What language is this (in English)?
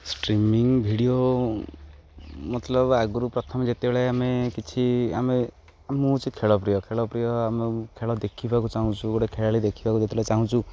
Odia